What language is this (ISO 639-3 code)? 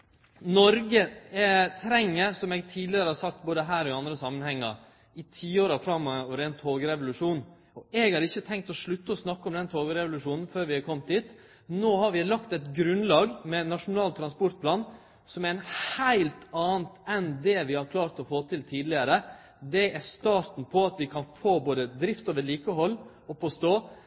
nno